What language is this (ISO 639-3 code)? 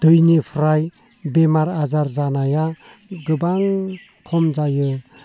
brx